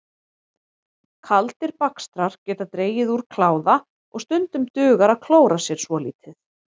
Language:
Icelandic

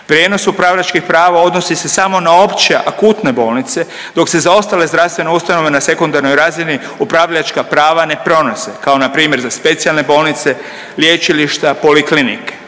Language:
Croatian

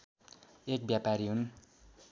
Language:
Nepali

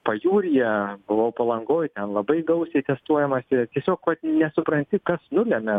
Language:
Lithuanian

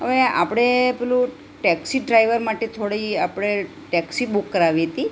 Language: Gujarati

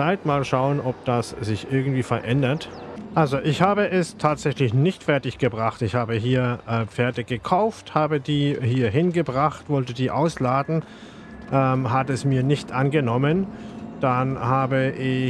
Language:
German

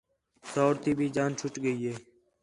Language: Khetrani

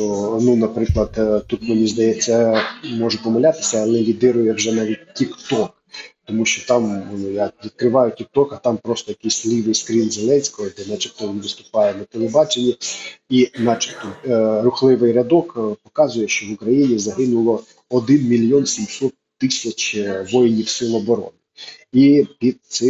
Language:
Ukrainian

